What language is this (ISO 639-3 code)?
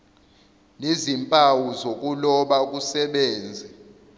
zul